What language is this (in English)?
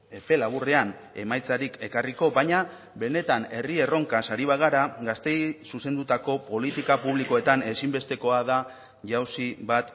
Basque